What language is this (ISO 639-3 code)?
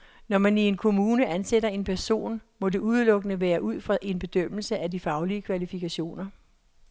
dan